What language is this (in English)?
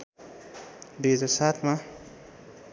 Nepali